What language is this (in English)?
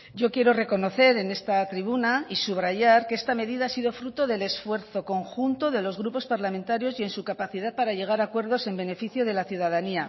Spanish